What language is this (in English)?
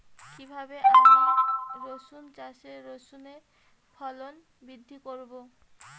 Bangla